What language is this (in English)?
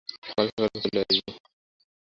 Bangla